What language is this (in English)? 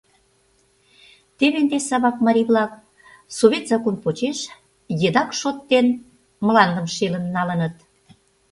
Mari